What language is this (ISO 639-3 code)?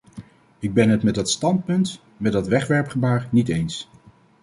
nld